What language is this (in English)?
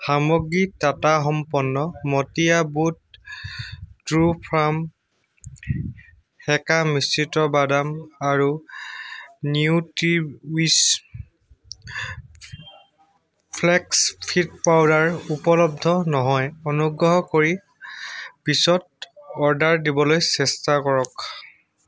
Assamese